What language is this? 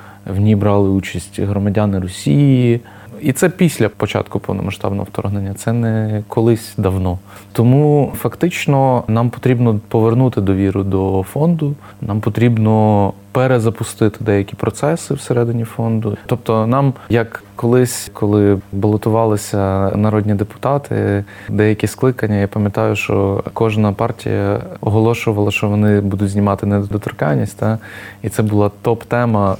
Ukrainian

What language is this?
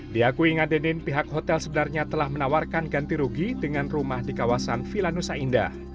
Indonesian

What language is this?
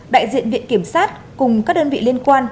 Vietnamese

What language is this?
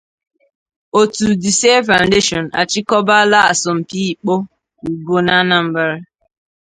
Igbo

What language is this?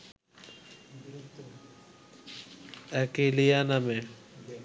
Bangla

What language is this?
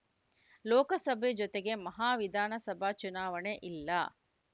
Kannada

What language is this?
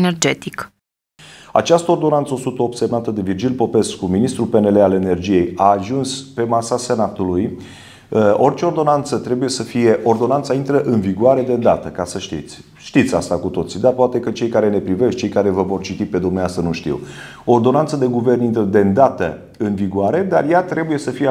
Romanian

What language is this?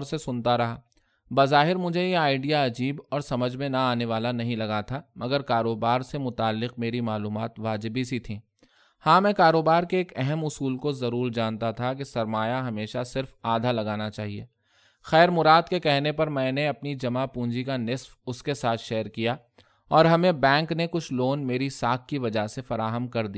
Urdu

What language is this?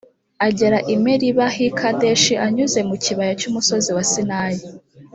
Kinyarwanda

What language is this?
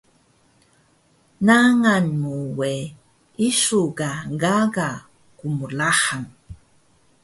Taroko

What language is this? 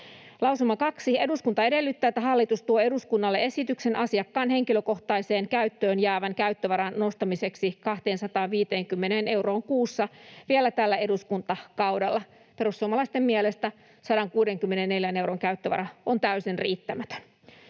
Finnish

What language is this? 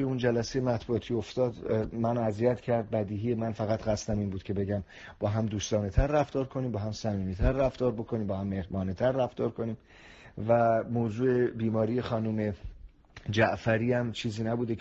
Persian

